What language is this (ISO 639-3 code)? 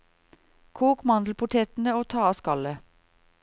nor